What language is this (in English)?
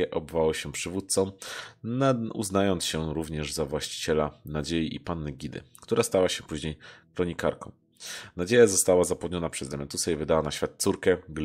Polish